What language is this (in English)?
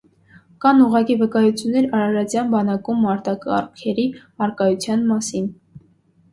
Armenian